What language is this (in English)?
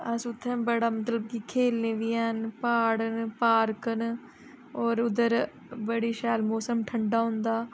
Dogri